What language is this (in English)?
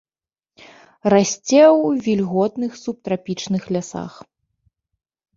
Belarusian